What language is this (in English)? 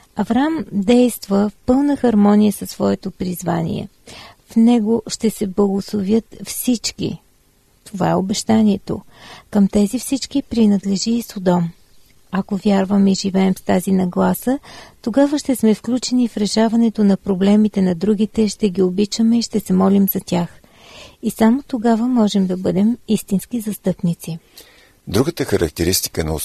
Bulgarian